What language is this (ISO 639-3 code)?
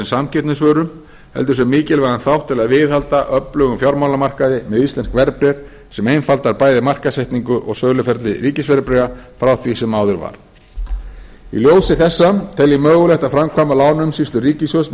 isl